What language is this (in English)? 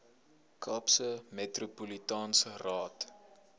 Afrikaans